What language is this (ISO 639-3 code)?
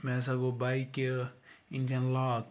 kas